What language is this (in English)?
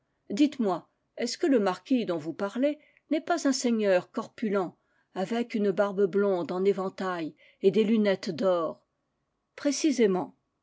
French